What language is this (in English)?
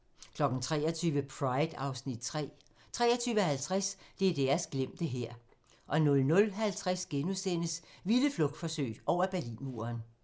Danish